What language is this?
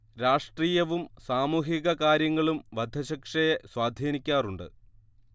Malayalam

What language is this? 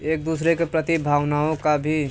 Hindi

